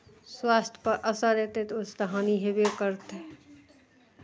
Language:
Maithili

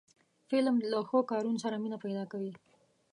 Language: Pashto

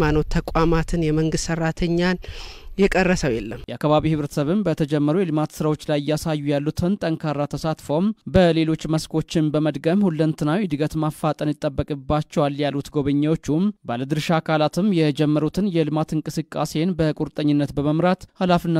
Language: Arabic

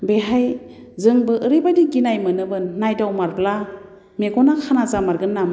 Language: Bodo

